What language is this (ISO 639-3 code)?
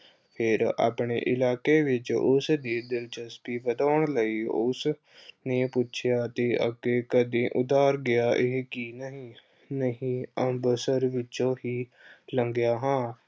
pan